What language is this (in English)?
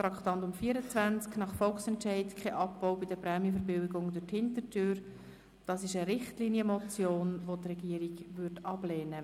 Swiss German